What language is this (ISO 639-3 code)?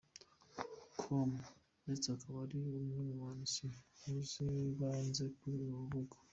kin